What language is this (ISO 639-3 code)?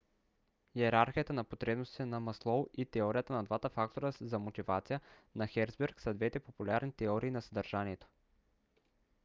bul